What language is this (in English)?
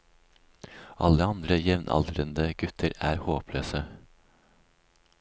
Norwegian